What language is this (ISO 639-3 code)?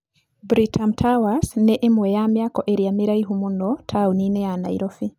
kik